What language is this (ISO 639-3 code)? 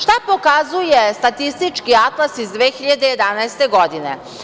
srp